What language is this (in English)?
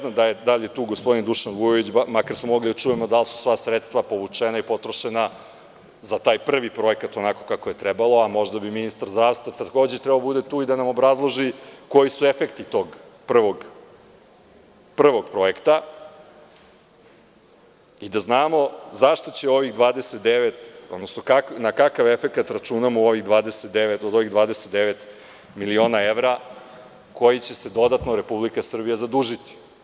Serbian